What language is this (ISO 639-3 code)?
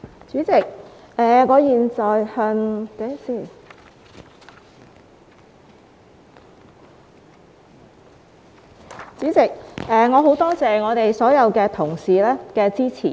yue